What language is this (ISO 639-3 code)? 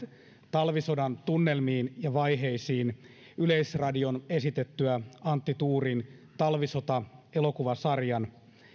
fin